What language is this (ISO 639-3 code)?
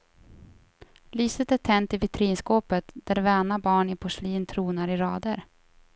swe